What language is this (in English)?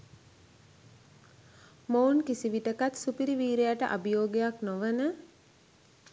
Sinhala